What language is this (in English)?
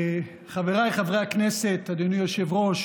Hebrew